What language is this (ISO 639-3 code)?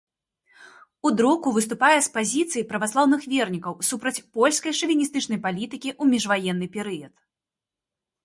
bel